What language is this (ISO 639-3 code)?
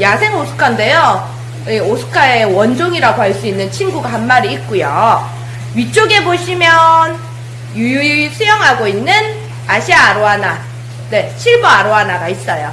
kor